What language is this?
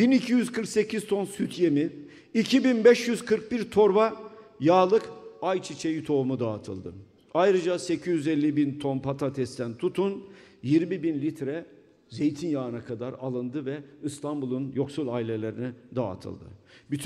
Turkish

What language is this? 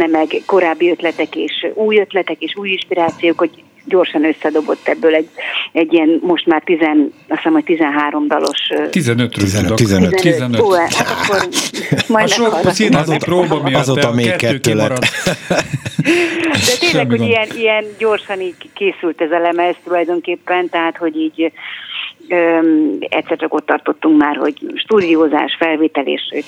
Hungarian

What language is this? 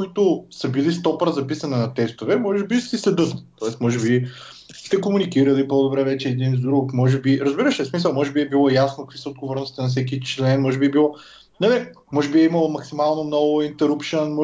Bulgarian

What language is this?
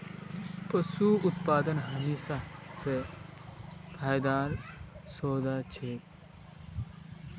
Magahi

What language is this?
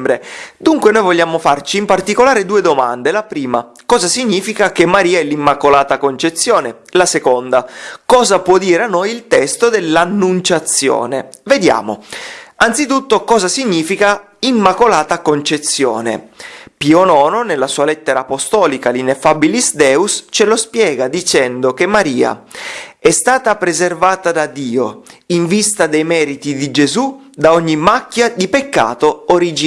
Italian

